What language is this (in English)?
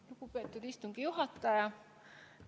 Estonian